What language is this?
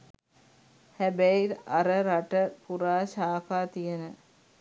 Sinhala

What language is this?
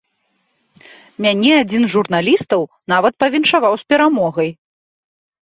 Belarusian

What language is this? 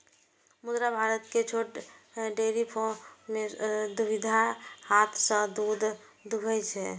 Maithili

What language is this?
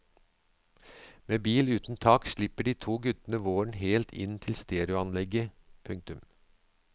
Norwegian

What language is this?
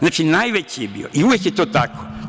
Serbian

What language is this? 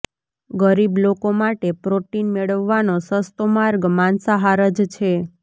Gujarati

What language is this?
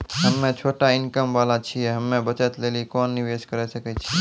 Maithili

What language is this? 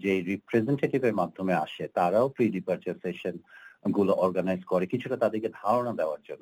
Bangla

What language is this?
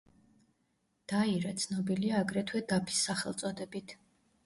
Georgian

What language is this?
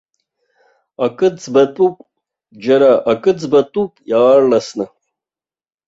Abkhazian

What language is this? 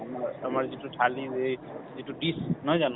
Assamese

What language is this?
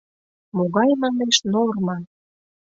Mari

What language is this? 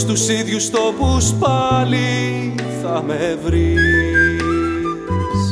Greek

